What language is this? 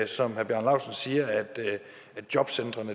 Danish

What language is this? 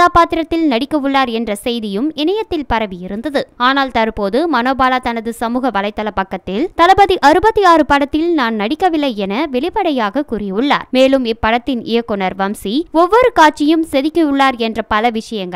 Thai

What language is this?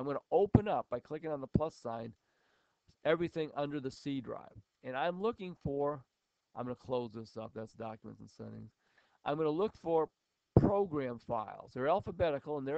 English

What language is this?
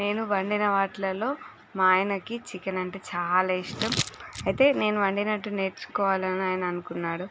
Telugu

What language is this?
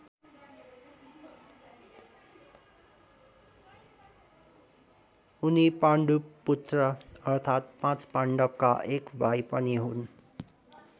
Nepali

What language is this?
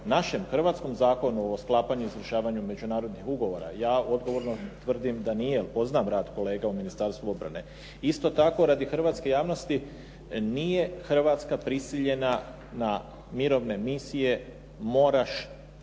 Croatian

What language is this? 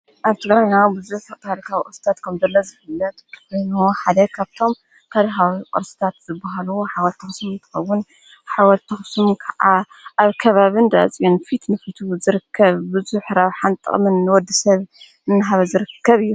Tigrinya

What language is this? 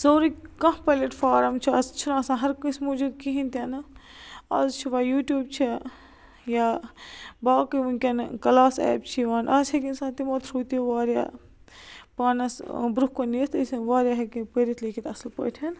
Kashmiri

